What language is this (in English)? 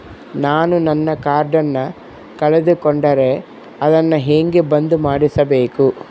Kannada